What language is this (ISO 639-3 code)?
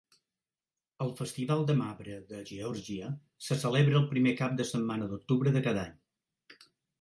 cat